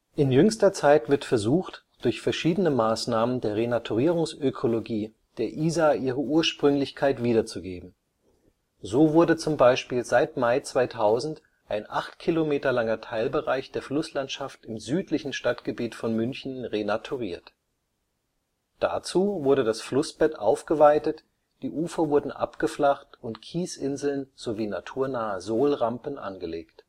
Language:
German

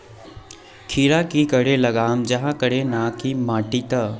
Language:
Magahi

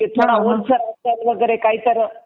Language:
Marathi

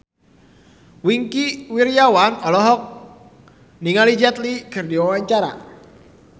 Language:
Sundanese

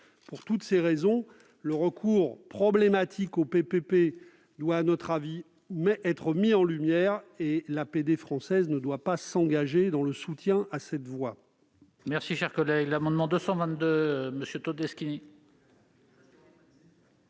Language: French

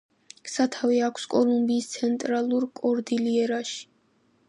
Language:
Georgian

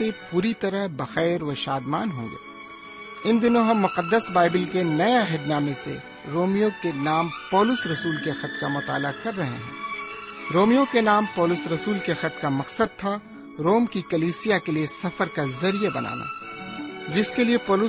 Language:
Urdu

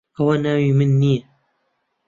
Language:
Central Kurdish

